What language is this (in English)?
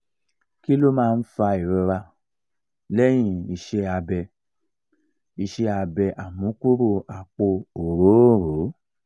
Yoruba